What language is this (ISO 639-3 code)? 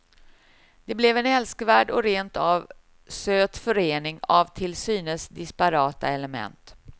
swe